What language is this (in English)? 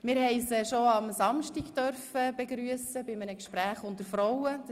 Swiss German